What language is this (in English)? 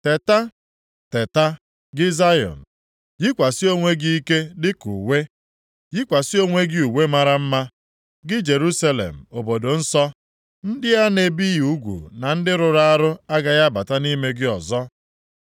Igbo